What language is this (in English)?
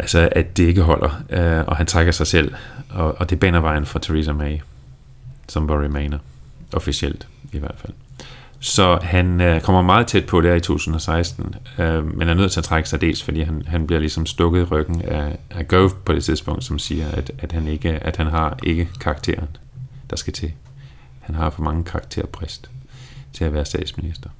Danish